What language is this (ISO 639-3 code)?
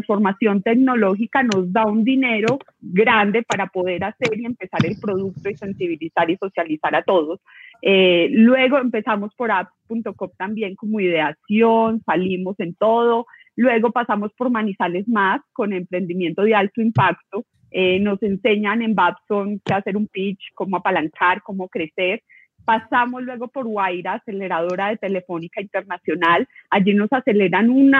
spa